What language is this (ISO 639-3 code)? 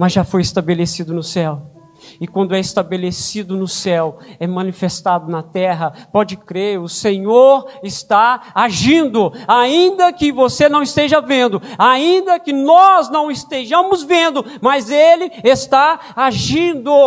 por